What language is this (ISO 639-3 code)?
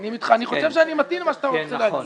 heb